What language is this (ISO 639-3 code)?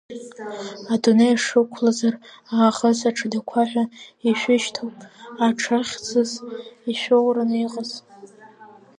abk